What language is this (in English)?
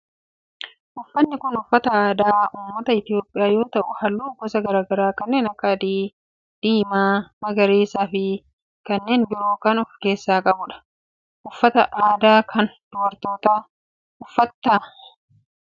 Oromo